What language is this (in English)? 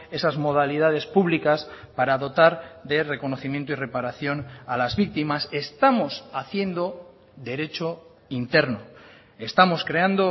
Spanish